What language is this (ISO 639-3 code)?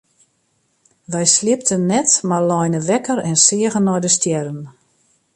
fry